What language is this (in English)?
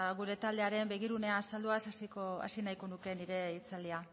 Basque